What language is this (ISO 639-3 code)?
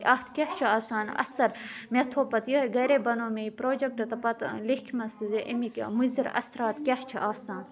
kas